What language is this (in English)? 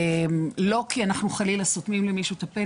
Hebrew